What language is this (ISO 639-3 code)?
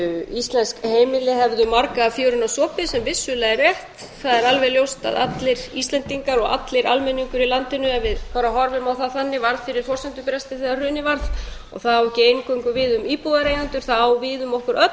isl